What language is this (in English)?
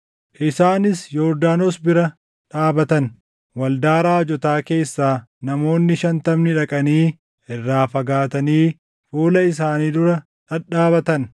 Oromo